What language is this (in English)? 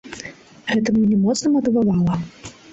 Belarusian